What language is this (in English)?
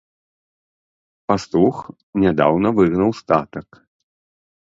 Belarusian